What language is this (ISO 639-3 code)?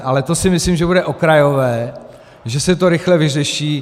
ces